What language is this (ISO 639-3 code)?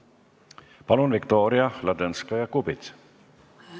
est